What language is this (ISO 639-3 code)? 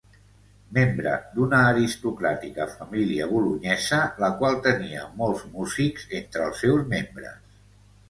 cat